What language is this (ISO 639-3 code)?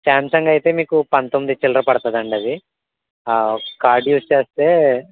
tel